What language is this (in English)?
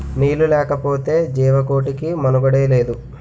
Telugu